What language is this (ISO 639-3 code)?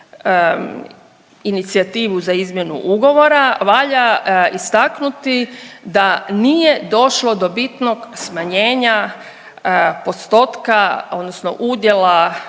hrv